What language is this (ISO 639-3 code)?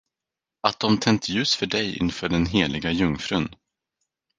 swe